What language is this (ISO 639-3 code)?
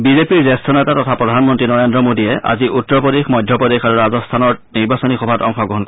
asm